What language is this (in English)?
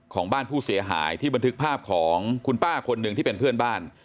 Thai